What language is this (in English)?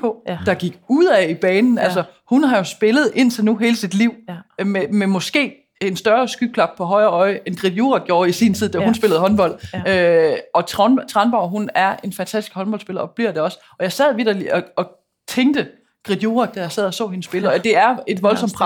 Danish